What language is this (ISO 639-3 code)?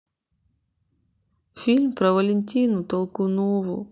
rus